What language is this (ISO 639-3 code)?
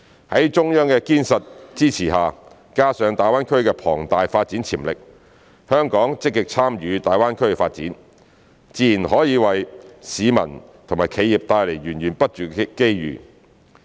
yue